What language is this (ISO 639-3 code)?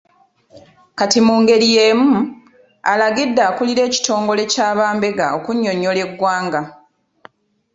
lug